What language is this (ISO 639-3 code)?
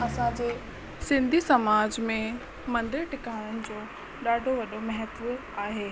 snd